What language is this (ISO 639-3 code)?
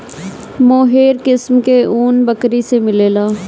bho